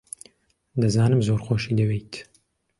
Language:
Central Kurdish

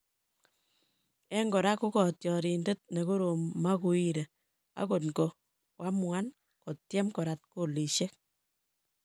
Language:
Kalenjin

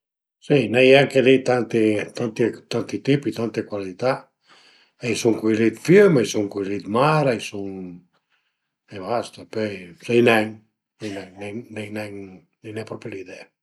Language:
Piedmontese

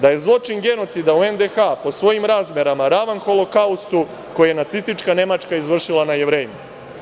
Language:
Serbian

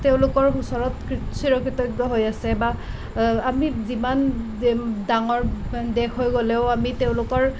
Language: Assamese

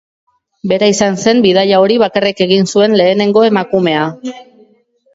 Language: Basque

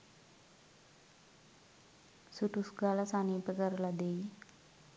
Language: Sinhala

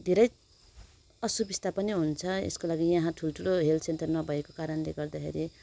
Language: Nepali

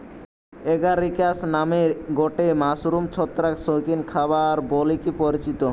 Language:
Bangla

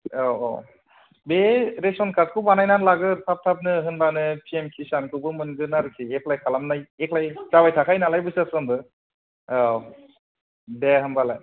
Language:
Bodo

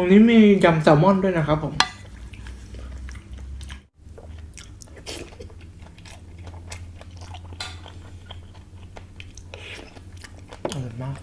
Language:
Thai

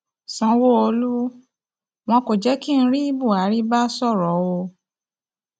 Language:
Yoruba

